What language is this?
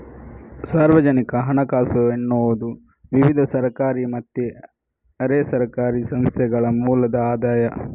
Kannada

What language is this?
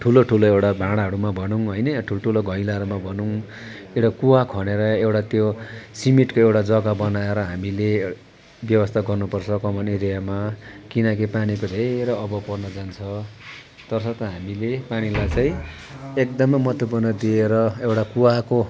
Nepali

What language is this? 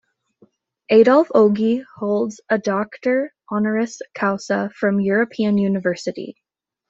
English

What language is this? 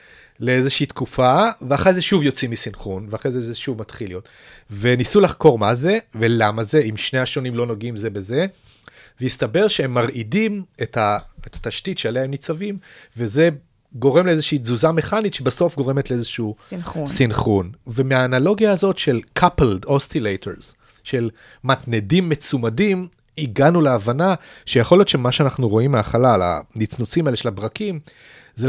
Hebrew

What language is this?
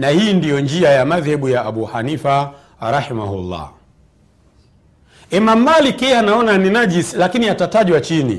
Swahili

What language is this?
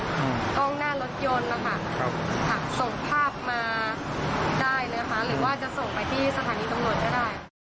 Thai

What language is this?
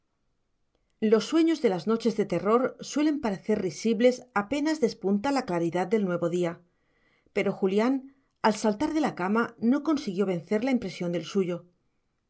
Spanish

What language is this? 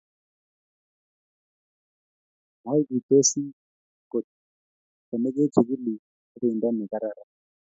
Kalenjin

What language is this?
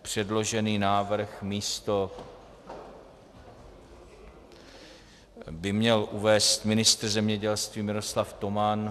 Czech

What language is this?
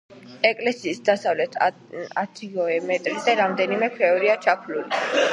Georgian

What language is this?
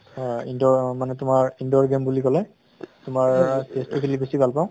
Assamese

